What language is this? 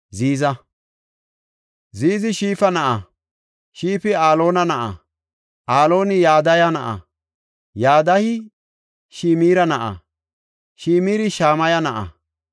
Gofa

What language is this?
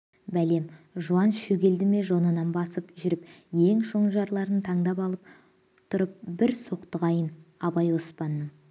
Kazakh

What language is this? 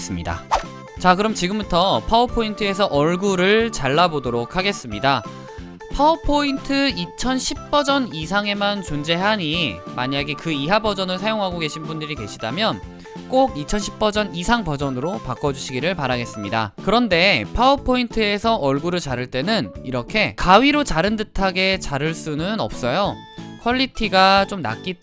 Korean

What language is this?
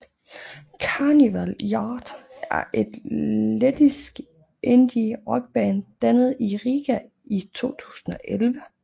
Danish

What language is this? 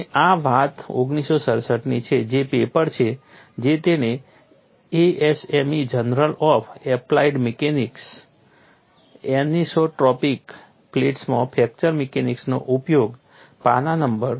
Gujarati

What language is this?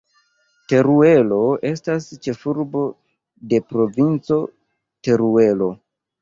Esperanto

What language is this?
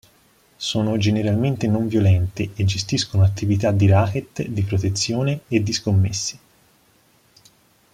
Italian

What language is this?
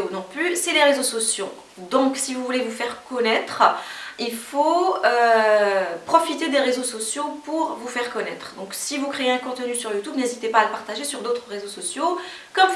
French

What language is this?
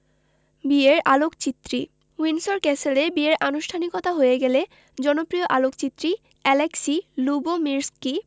Bangla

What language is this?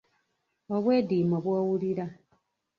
Ganda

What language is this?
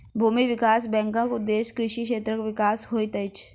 Maithili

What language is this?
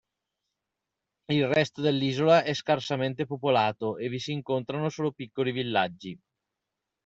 Italian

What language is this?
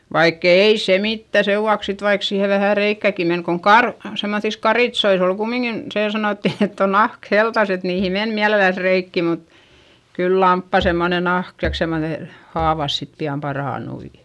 Finnish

